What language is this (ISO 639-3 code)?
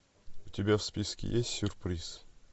rus